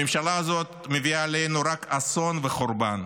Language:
Hebrew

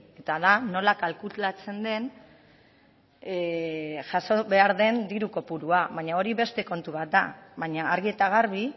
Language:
Basque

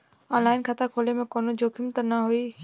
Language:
Bhojpuri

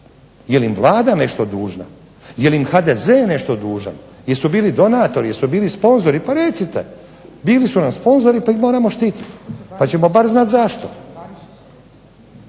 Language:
Croatian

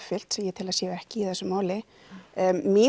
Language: Icelandic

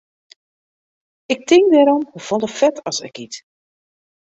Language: Western Frisian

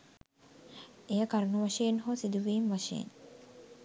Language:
Sinhala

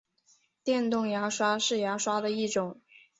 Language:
Chinese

